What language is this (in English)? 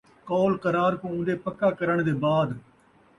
Saraiki